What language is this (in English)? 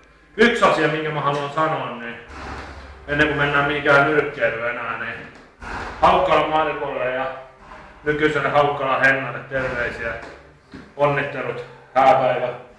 Finnish